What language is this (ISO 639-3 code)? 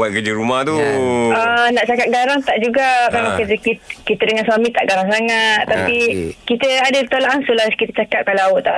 msa